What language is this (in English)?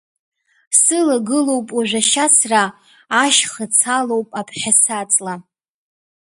Abkhazian